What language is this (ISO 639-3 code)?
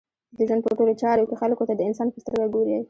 pus